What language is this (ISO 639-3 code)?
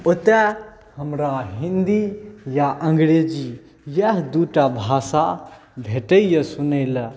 mai